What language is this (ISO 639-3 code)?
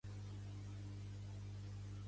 cat